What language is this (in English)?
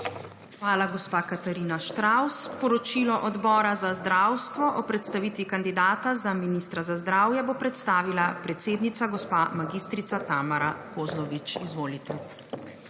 Slovenian